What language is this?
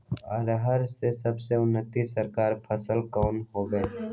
Magahi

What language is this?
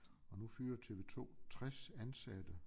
Danish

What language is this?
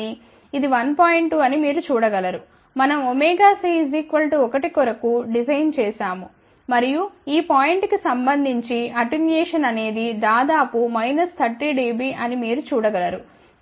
Telugu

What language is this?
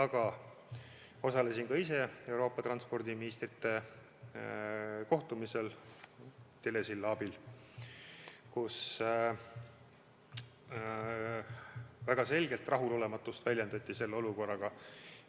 Estonian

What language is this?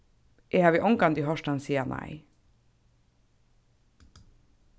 Faroese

